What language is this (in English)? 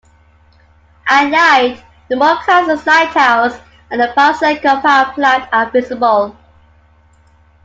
English